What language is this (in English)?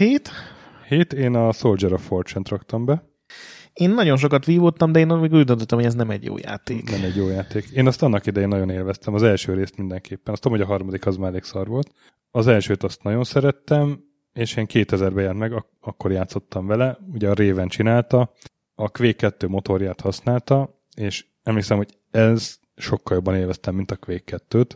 Hungarian